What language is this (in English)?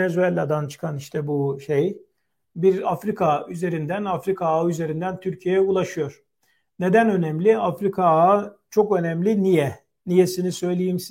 Turkish